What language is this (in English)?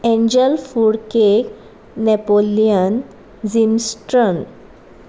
Konkani